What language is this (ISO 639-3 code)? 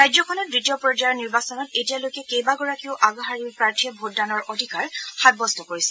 asm